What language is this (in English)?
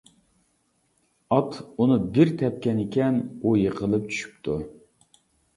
Uyghur